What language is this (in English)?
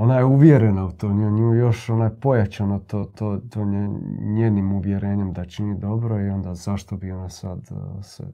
Croatian